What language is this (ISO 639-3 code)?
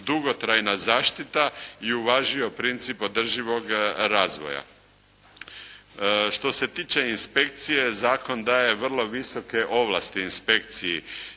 hrv